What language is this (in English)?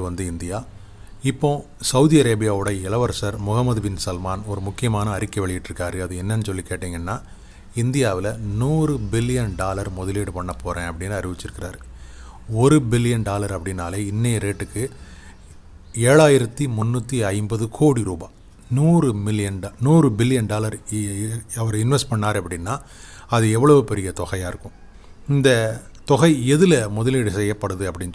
Tamil